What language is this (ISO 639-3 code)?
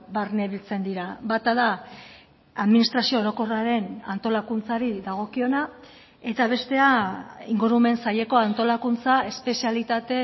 eus